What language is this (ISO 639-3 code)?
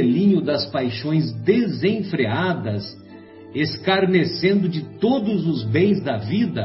por